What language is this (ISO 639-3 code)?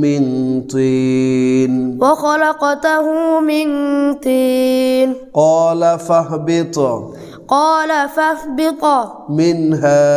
ara